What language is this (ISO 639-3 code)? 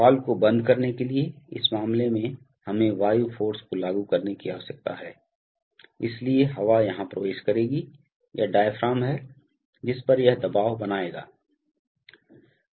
hin